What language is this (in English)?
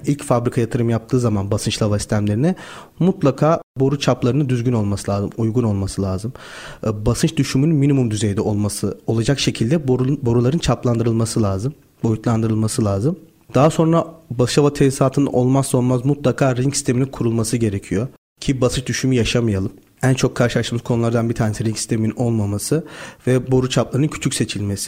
Turkish